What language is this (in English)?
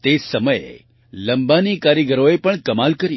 Gujarati